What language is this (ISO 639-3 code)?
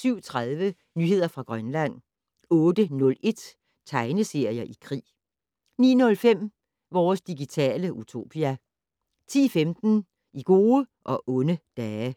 dan